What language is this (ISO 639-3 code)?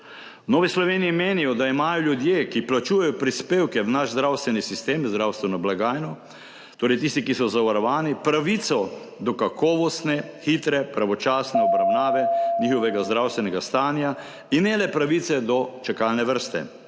slv